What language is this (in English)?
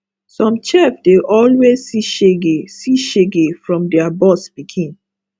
Nigerian Pidgin